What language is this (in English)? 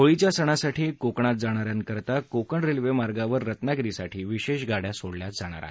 Marathi